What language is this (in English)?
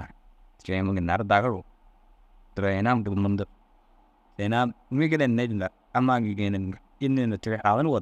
Dazaga